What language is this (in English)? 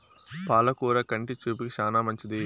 Telugu